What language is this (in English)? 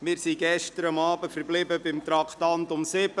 Swiss German